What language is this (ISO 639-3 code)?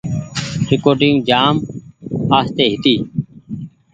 gig